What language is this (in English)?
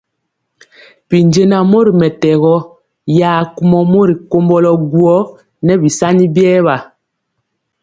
Mpiemo